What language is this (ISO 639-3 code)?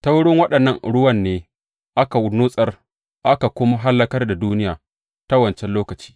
hau